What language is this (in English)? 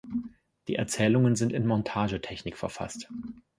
German